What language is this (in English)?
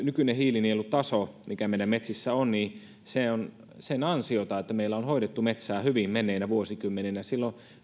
Finnish